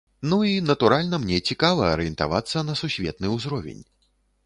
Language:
Belarusian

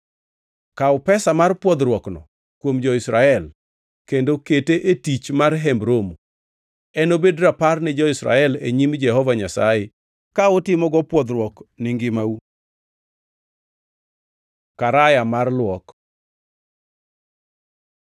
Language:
Luo (Kenya and Tanzania)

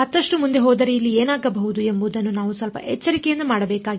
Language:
Kannada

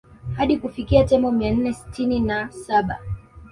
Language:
Swahili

